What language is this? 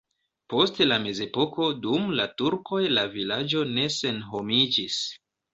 Esperanto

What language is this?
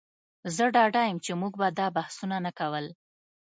Pashto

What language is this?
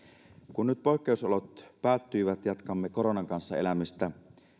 Finnish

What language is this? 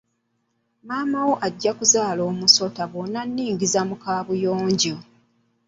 Ganda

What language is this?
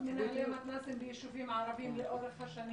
Hebrew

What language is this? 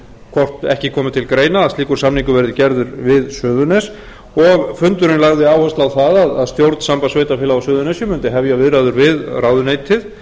Icelandic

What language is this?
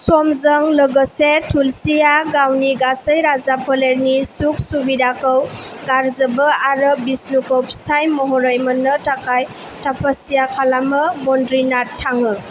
Bodo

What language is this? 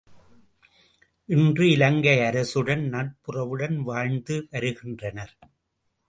Tamil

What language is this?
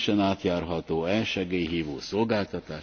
Czech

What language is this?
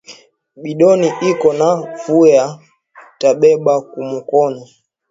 Swahili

